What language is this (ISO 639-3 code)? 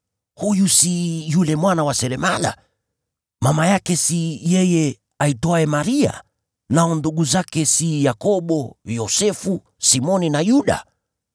swa